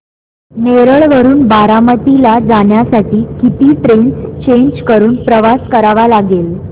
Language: Marathi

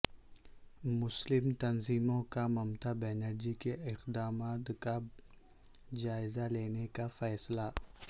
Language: Urdu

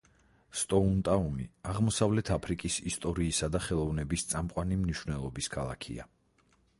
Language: Georgian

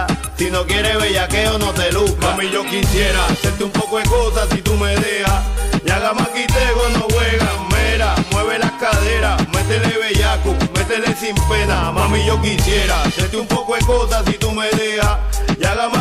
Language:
Spanish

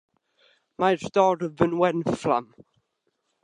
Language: Welsh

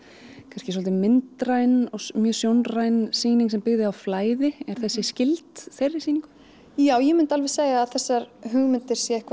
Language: Icelandic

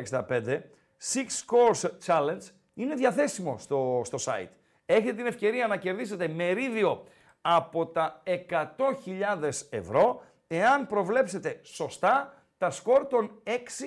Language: Greek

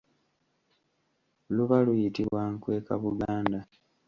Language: Ganda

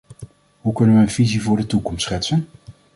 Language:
Dutch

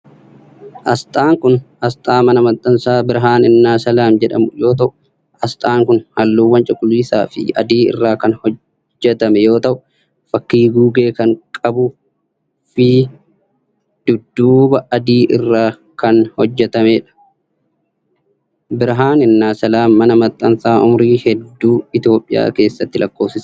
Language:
Oromo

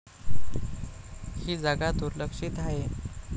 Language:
Marathi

